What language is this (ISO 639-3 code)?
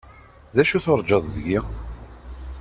kab